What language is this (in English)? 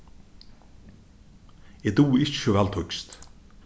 Faroese